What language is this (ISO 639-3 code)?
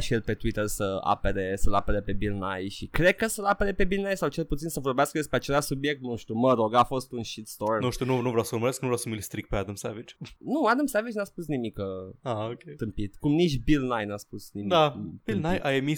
ron